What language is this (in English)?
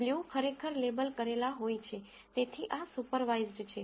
Gujarati